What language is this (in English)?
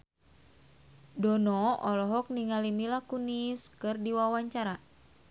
Sundanese